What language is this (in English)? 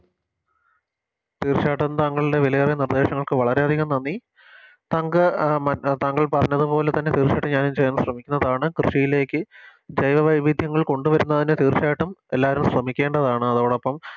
Malayalam